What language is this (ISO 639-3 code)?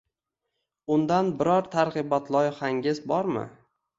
uzb